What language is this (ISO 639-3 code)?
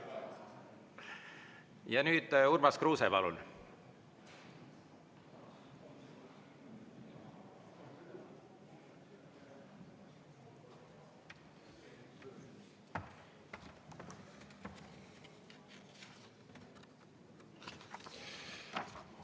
est